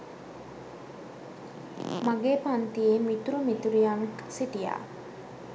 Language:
Sinhala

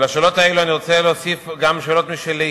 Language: Hebrew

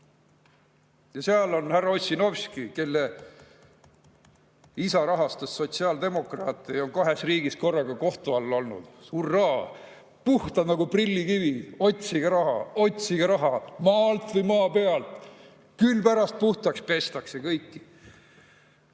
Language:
Estonian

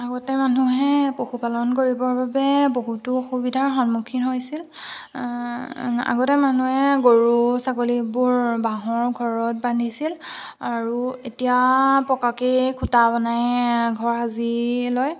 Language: Assamese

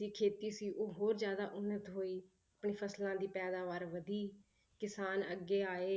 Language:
Punjabi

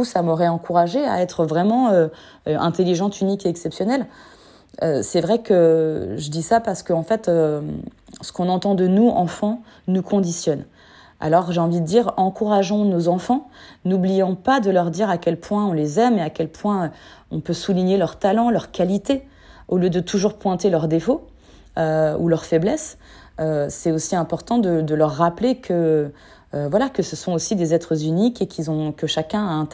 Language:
French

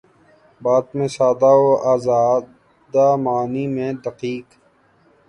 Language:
Urdu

